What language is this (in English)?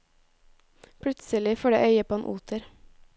Norwegian